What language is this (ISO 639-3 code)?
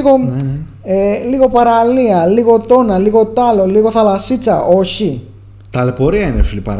ell